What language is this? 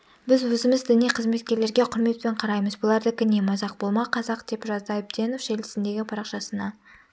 Kazakh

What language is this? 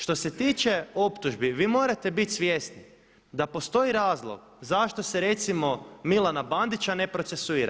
Croatian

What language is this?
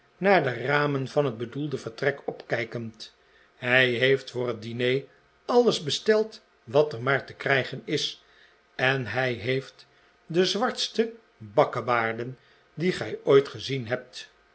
Dutch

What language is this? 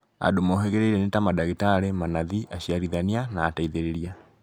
Kikuyu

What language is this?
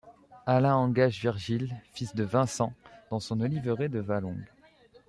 French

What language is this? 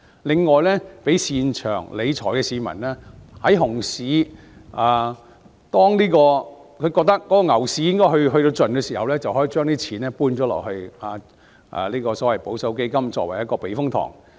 Cantonese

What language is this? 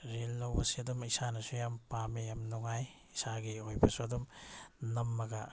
Manipuri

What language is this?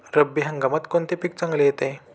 Marathi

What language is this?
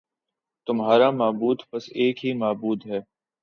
Urdu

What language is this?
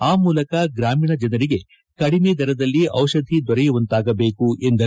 Kannada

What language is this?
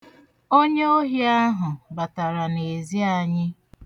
Igbo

